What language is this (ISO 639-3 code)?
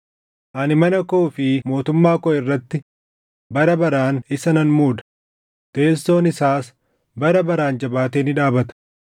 orm